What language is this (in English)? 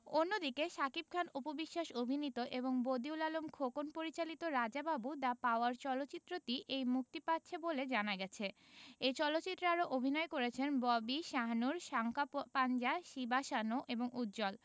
Bangla